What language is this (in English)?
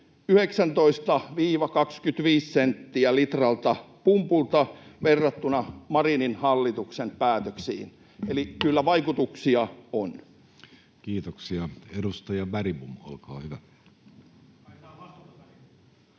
Finnish